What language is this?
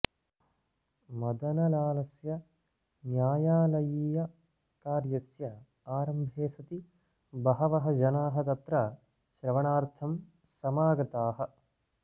Sanskrit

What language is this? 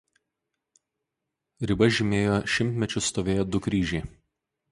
Lithuanian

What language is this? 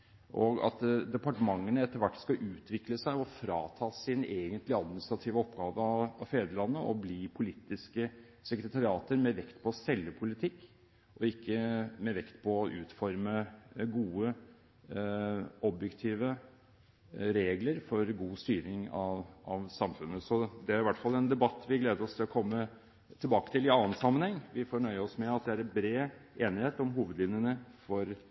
Norwegian Bokmål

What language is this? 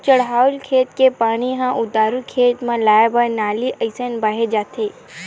Chhattisgarhi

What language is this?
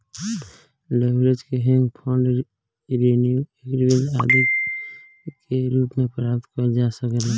Bhojpuri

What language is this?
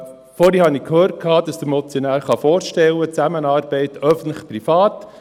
Swiss German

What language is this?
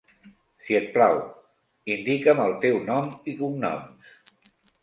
Catalan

